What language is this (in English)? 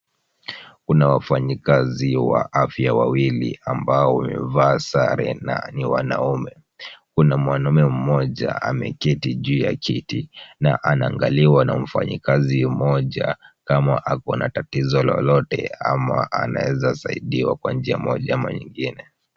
Swahili